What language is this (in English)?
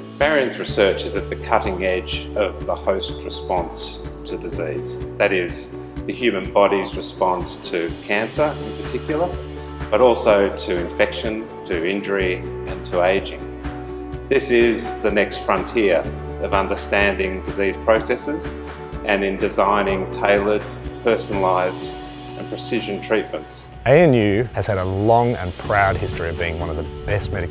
English